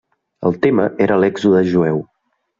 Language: Catalan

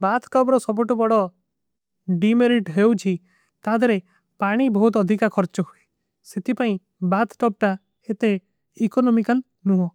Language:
Kui (India)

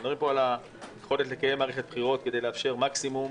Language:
Hebrew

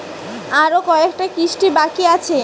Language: Bangla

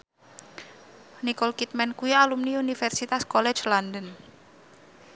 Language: Javanese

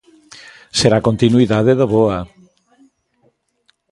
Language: Galician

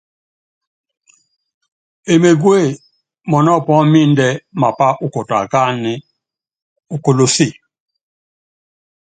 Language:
Yangben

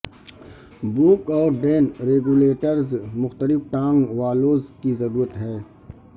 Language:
Urdu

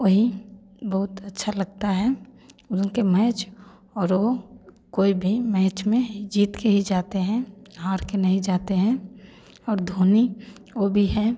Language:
Hindi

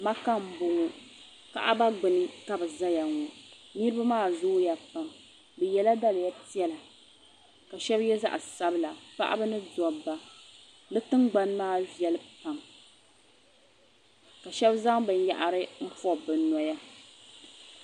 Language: Dagbani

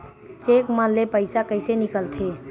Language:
Chhattisgarhi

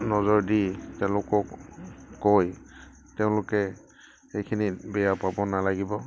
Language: Assamese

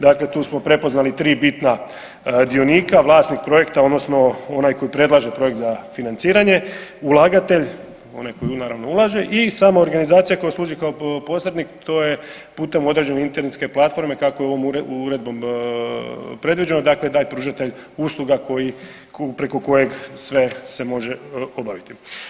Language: Croatian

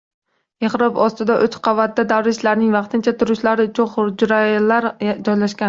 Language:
Uzbek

